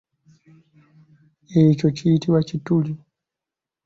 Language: Ganda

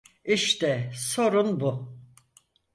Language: Turkish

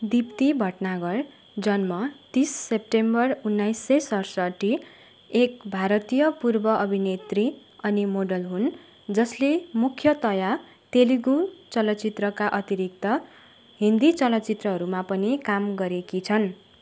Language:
Nepali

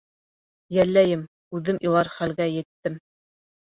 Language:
Bashkir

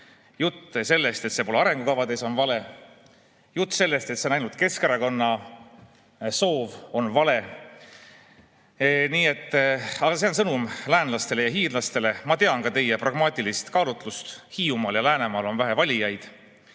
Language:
Estonian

